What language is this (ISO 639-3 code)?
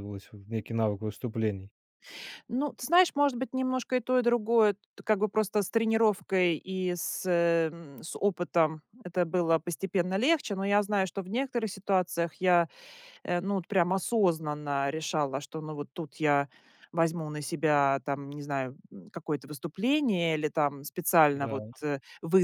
rus